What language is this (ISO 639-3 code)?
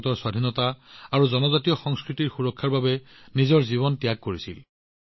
asm